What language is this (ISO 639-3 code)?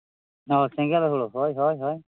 sat